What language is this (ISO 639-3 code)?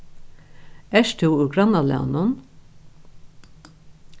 fao